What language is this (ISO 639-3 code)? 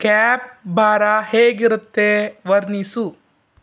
kan